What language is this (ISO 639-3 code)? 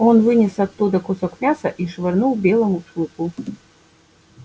rus